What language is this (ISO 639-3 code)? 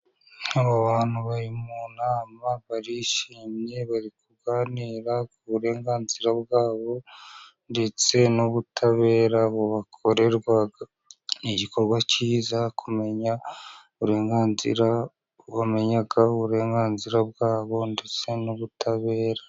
kin